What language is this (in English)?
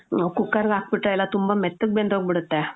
Kannada